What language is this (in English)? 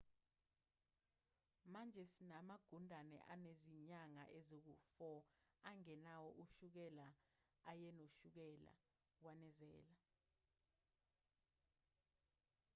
Zulu